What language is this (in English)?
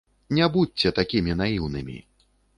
Belarusian